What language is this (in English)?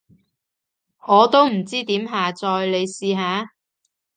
Cantonese